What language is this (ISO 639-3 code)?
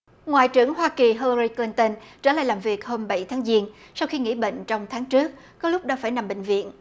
vie